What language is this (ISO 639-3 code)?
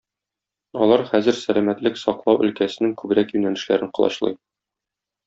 tat